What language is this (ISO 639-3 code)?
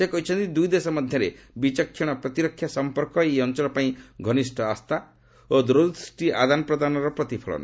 ori